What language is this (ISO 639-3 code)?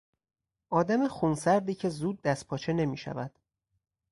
fas